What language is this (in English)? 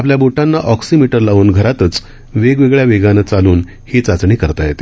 Marathi